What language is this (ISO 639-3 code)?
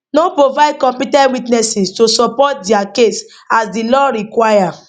pcm